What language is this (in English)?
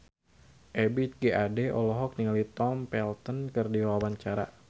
Sundanese